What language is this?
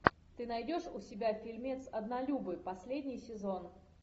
Russian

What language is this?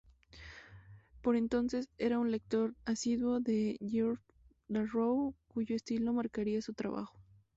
Spanish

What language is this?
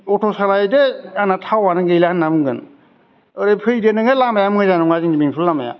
Bodo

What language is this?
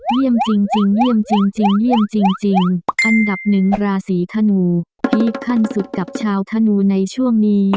Thai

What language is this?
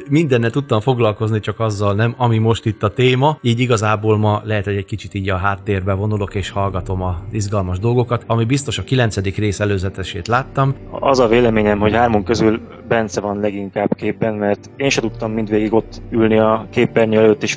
Hungarian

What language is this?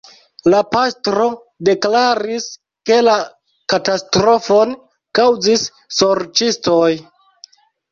Esperanto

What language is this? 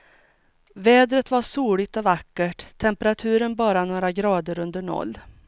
Swedish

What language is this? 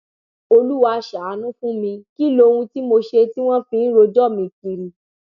Yoruba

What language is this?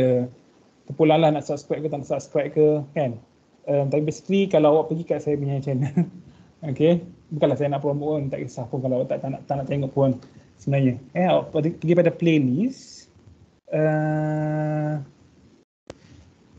Malay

